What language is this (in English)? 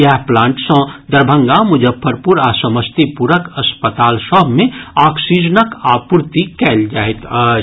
Maithili